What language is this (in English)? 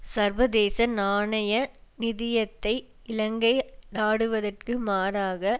Tamil